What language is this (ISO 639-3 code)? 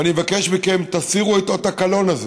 heb